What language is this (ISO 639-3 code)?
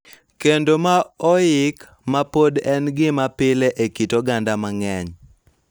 luo